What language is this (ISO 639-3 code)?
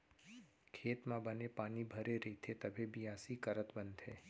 hne